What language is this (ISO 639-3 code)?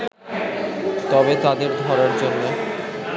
ben